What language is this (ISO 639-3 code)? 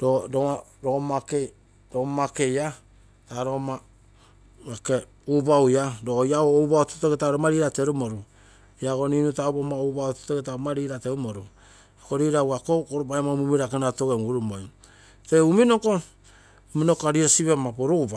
buo